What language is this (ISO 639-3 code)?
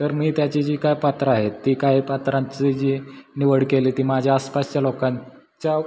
mar